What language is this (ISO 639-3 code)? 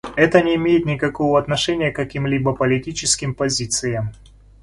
rus